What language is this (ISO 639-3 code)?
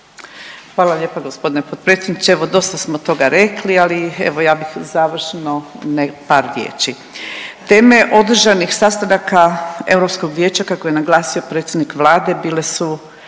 hrv